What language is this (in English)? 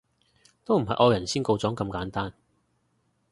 Cantonese